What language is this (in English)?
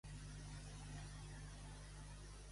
Catalan